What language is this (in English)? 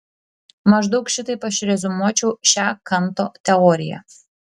Lithuanian